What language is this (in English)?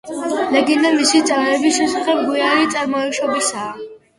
Georgian